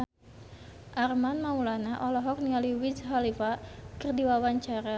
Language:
Sundanese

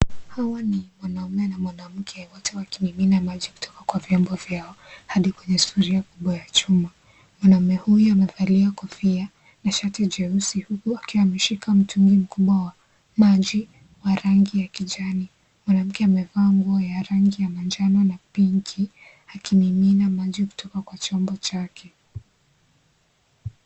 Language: Swahili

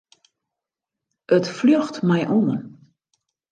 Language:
Western Frisian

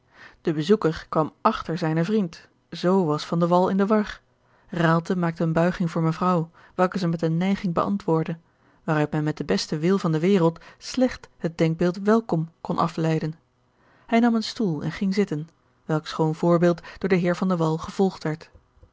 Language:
Dutch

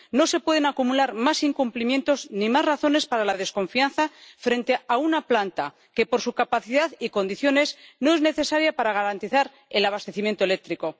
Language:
Spanish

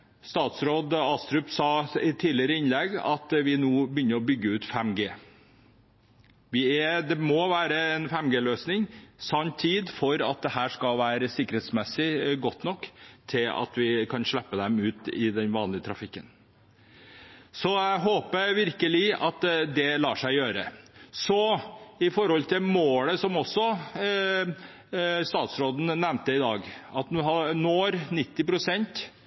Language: Norwegian Bokmål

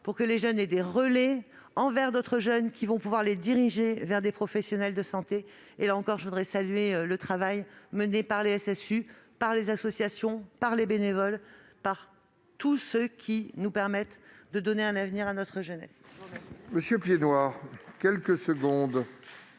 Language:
French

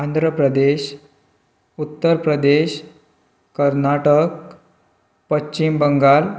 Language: Konkani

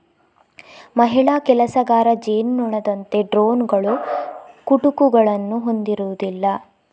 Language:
Kannada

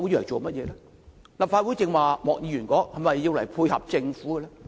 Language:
Cantonese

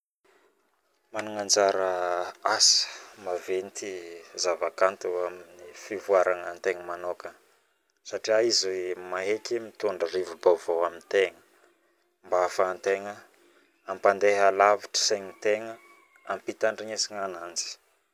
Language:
Northern Betsimisaraka Malagasy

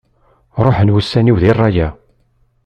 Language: Kabyle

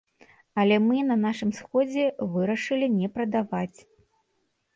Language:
Belarusian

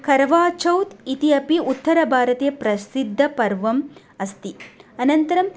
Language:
Sanskrit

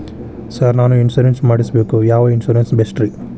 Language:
Kannada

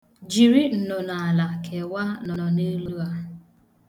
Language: Igbo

